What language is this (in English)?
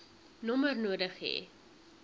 Afrikaans